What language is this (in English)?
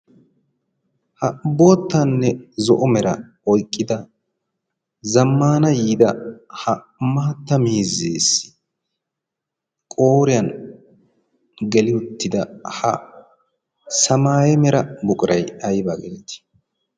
Wolaytta